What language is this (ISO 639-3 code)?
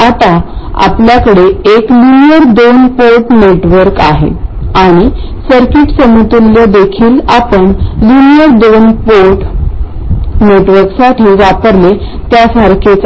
mar